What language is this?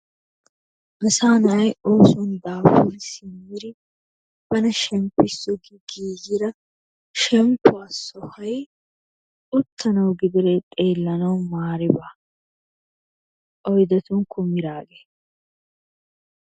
Wolaytta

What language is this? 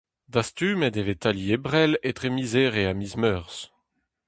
Breton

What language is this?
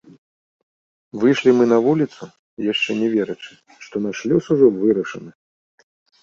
Belarusian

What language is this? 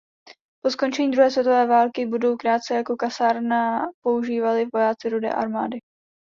Czech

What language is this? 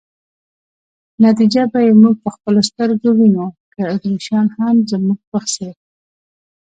Pashto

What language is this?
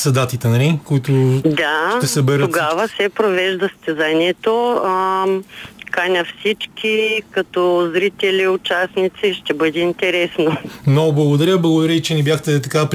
Bulgarian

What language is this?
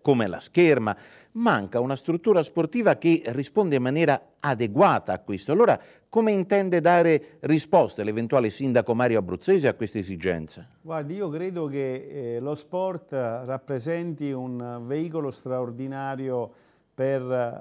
Italian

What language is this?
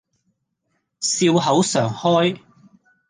Cantonese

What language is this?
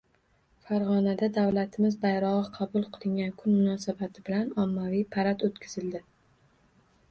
Uzbek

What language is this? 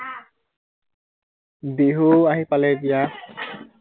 Assamese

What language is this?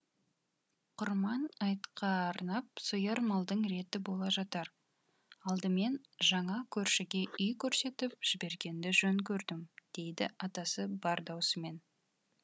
Kazakh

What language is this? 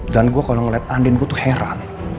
Indonesian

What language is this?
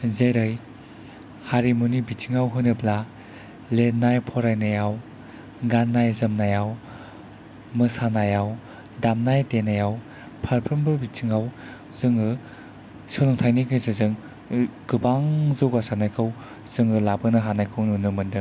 Bodo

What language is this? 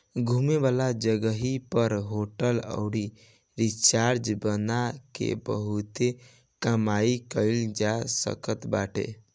Bhojpuri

